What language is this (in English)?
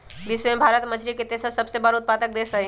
Magahi